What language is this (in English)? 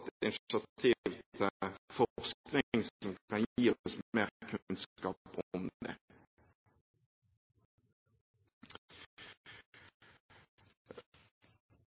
Norwegian Bokmål